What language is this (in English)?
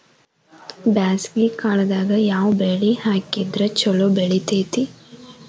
Kannada